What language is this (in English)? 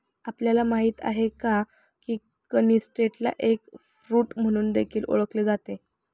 Marathi